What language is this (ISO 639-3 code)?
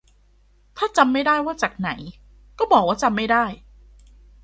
tha